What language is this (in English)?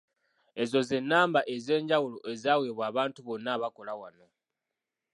Ganda